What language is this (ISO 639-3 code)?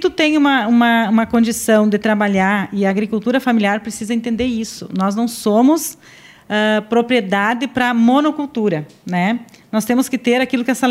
por